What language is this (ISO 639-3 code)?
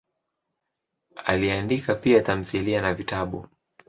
swa